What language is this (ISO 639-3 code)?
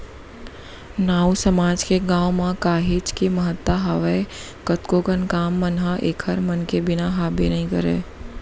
hne